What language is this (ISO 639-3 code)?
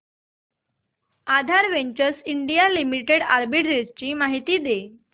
mar